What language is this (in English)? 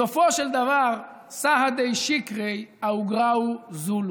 Hebrew